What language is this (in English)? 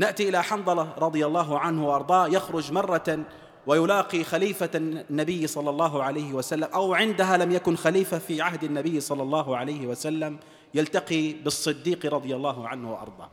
Arabic